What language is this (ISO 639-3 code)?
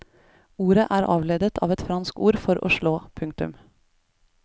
nor